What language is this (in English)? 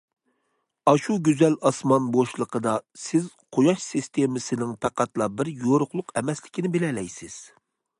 Uyghur